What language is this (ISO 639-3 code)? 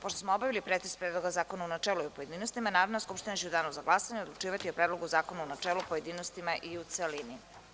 srp